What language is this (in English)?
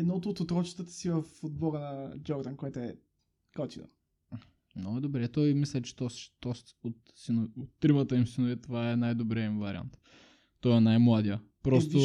Bulgarian